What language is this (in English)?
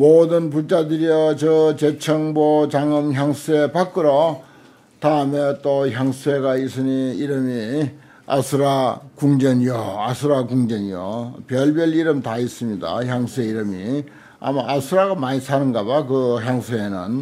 Korean